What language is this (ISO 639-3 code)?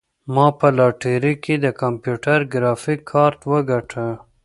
pus